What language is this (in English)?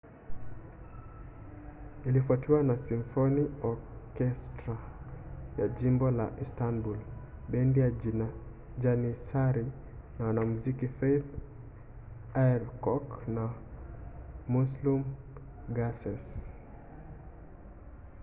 Swahili